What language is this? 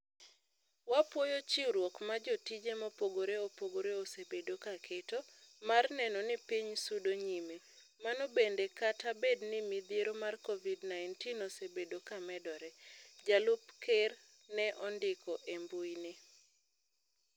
Luo (Kenya and Tanzania)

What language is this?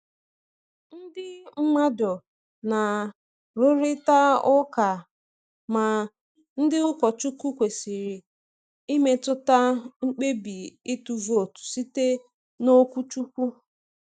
Igbo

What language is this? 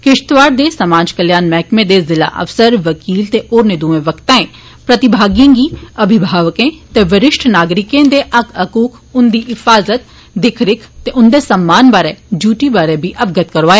Dogri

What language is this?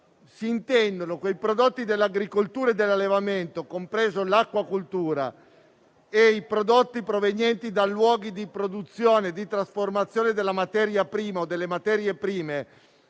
Italian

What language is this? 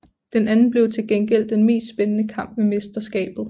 Danish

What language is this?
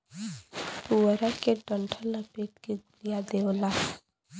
Bhojpuri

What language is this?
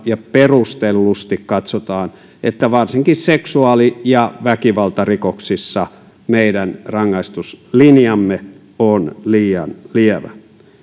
Finnish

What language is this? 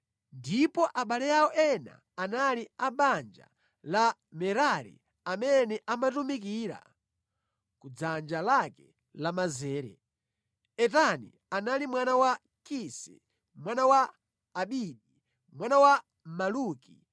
Nyanja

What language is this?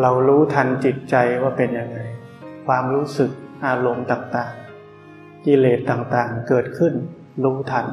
Thai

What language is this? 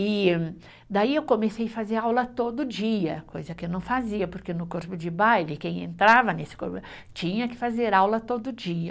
Portuguese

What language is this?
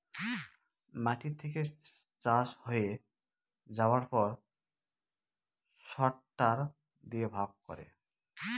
Bangla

